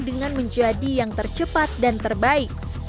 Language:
Indonesian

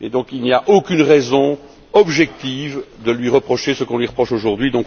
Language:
French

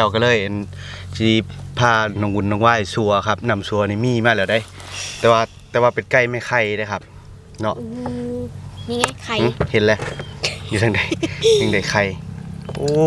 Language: Thai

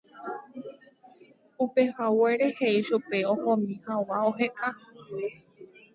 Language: Guarani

